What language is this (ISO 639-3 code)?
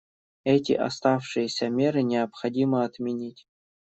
rus